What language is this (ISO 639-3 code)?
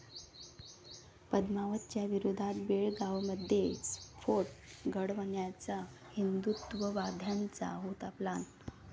mar